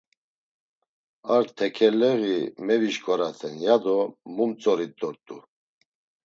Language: Laz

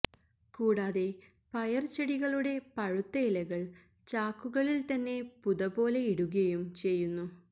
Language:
Malayalam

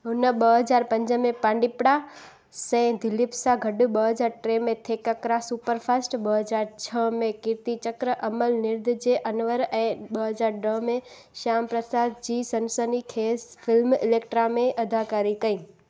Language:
Sindhi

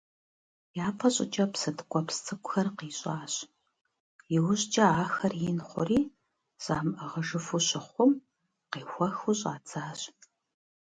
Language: Kabardian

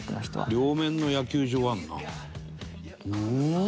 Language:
Japanese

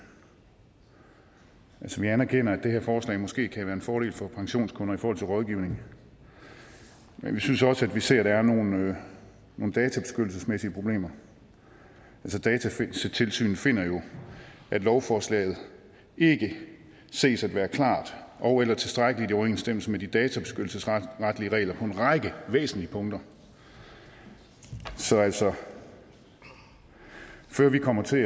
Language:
Danish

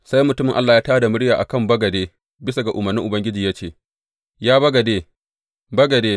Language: Hausa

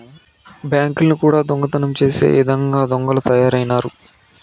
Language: Telugu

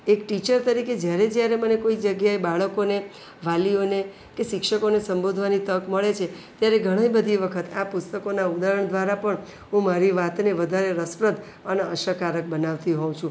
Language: Gujarati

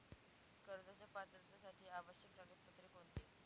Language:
Marathi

